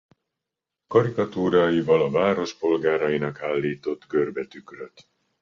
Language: Hungarian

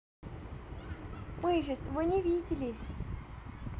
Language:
Russian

